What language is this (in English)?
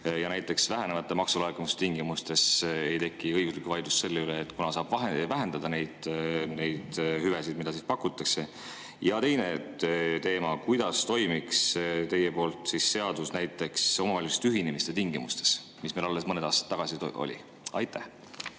Estonian